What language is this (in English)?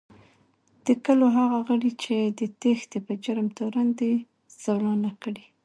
Pashto